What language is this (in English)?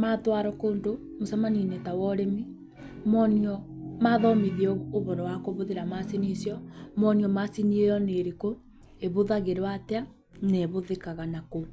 Kikuyu